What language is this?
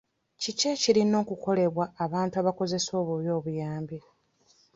Ganda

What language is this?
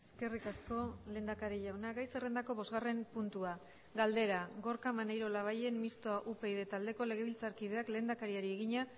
Basque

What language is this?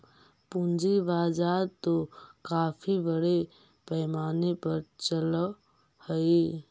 Magahi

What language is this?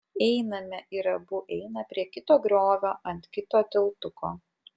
Lithuanian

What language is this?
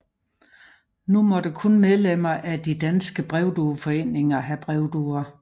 Danish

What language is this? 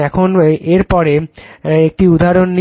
Bangla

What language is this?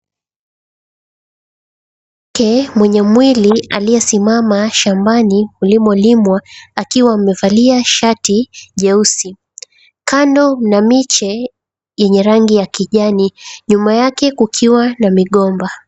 Swahili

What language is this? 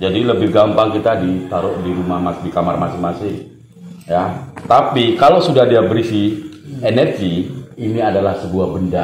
Indonesian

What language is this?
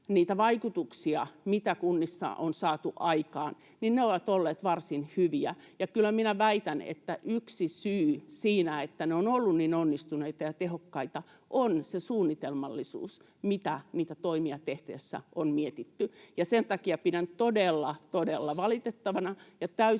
Finnish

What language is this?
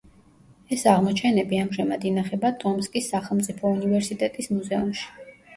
Georgian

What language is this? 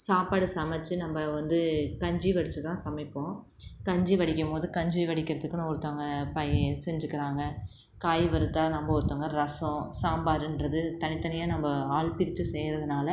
Tamil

